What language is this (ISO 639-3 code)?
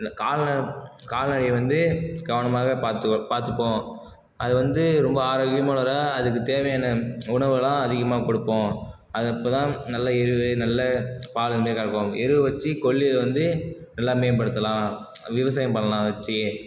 tam